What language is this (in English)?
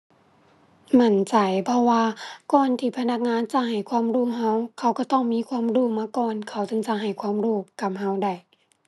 Thai